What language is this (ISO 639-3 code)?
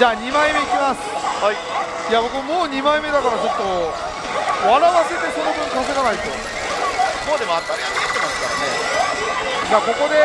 jpn